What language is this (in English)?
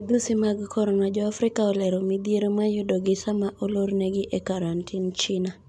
Luo (Kenya and Tanzania)